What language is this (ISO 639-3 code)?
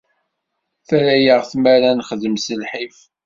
kab